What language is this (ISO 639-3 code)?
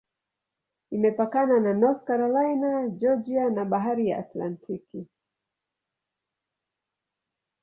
swa